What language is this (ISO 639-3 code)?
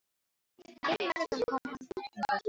isl